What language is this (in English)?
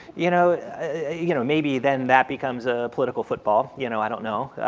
English